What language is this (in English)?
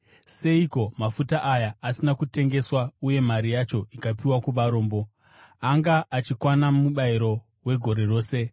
Shona